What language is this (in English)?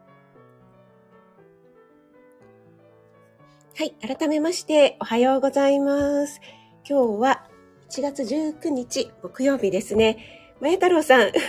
Japanese